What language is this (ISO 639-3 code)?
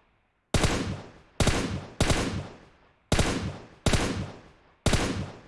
tur